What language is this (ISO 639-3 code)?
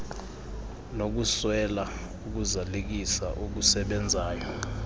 xho